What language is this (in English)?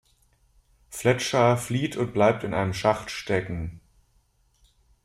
German